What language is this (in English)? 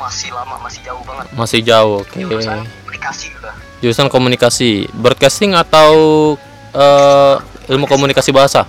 Indonesian